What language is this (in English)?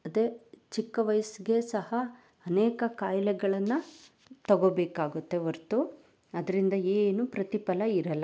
Kannada